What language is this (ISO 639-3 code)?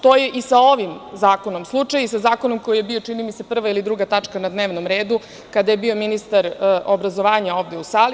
srp